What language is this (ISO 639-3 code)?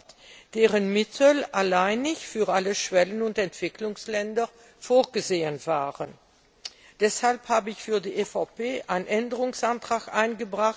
deu